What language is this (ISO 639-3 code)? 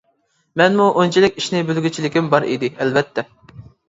uig